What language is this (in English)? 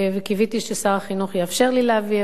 Hebrew